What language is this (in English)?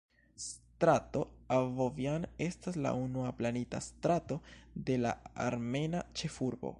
Esperanto